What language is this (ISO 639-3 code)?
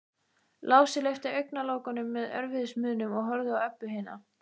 isl